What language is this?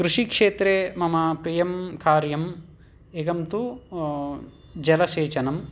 Sanskrit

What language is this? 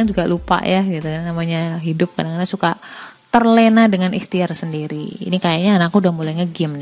Indonesian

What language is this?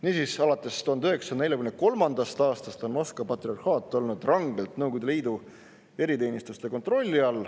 Estonian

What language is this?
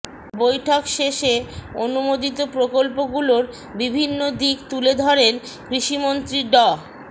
Bangla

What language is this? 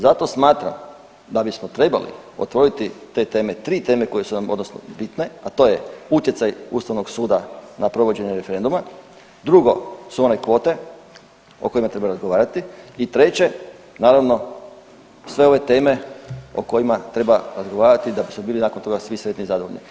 Croatian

